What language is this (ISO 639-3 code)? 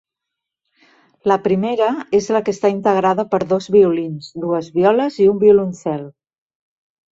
cat